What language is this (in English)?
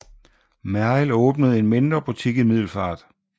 Danish